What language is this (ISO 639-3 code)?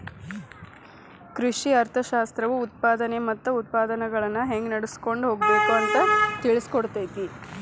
kan